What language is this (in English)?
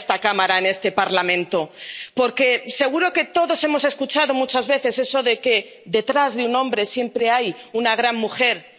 Spanish